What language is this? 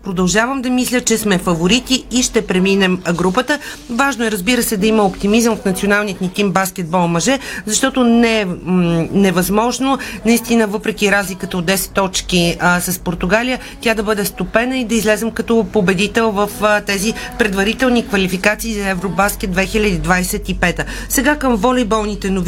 Bulgarian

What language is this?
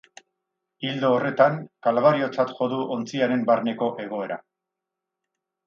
Basque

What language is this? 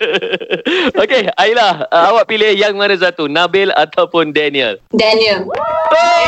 Malay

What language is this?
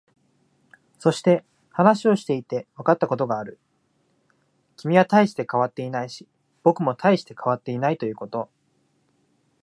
Japanese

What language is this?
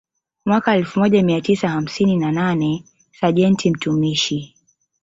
Swahili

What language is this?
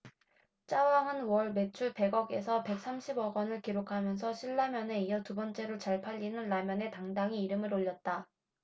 Korean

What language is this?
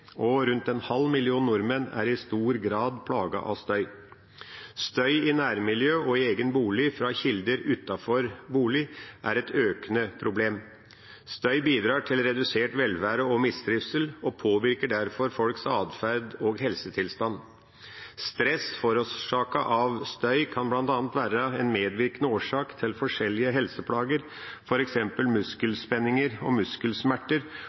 Norwegian Bokmål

